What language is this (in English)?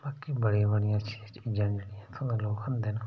Dogri